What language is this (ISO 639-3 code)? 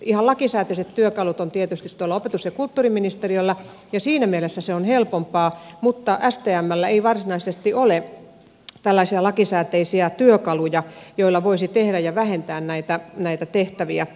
fin